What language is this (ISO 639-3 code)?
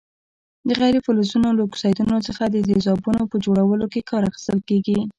pus